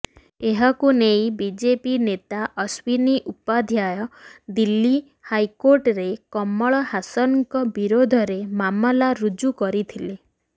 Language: Odia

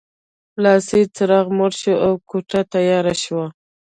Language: Pashto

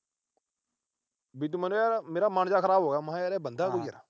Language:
Punjabi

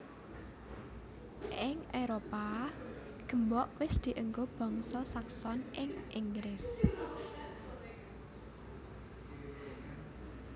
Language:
Javanese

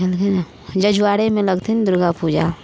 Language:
Maithili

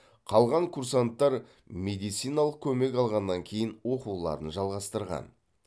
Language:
Kazakh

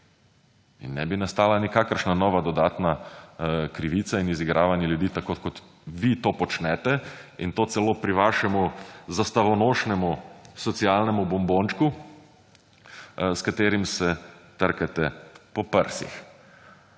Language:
Slovenian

